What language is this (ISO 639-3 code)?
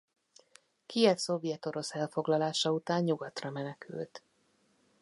hun